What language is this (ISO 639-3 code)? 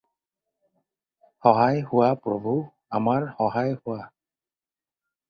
asm